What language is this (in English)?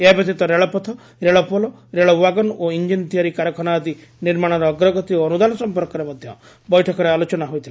Odia